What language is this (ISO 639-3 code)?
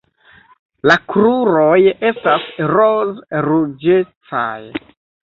epo